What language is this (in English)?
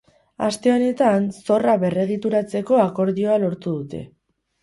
Basque